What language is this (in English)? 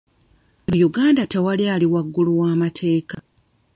Ganda